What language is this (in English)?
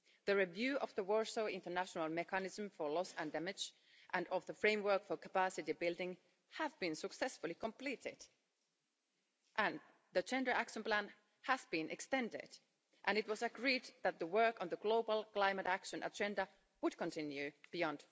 English